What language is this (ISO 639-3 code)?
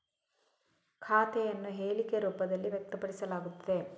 kan